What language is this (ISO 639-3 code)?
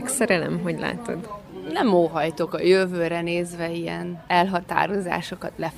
hun